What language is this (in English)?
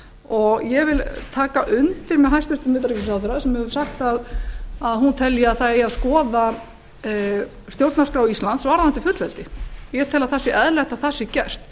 Icelandic